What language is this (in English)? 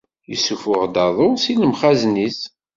Kabyle